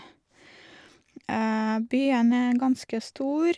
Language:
Norwegian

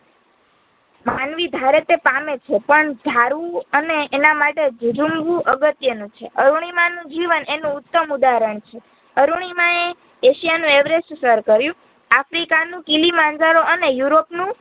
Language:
Gujarati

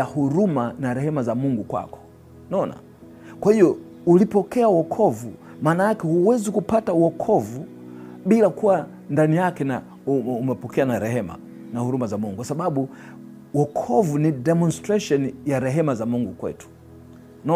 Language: Swahili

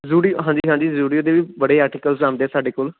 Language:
Punjabi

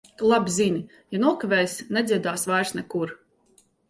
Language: Latvian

